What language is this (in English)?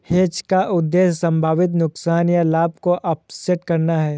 Hindi